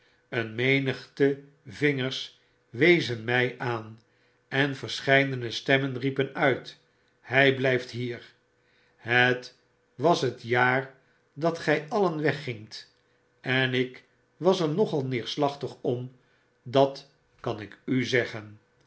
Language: Dutch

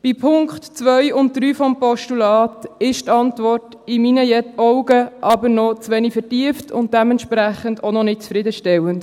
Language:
Swiss German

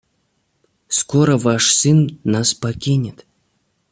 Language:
Russian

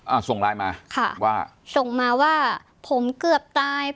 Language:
Thai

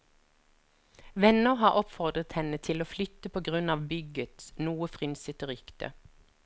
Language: Norwegian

